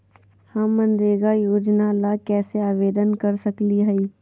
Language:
Magahi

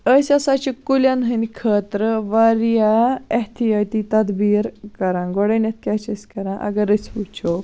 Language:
Kashmiri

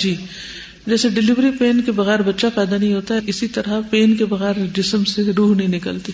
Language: Urdu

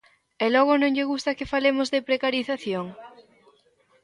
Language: Galician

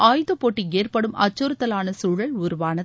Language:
Tamil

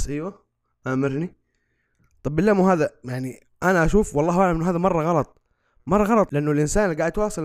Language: Arabic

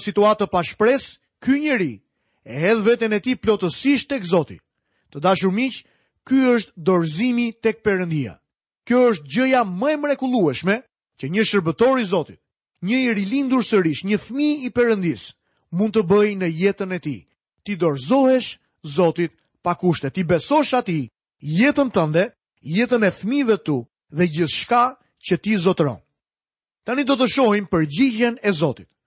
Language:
Dutch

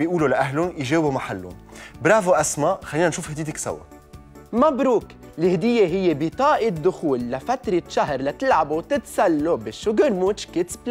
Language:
Arabic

